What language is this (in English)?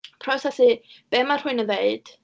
Welsh